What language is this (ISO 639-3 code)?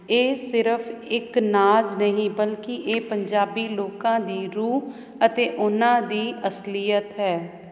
pan